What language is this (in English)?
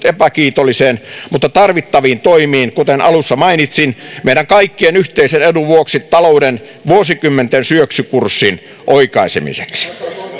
Finnish